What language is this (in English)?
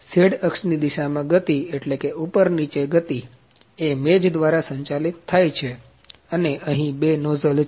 Gujarati